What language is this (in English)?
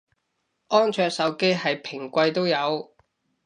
Cantonese